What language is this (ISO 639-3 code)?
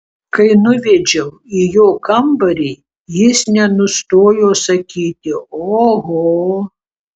lit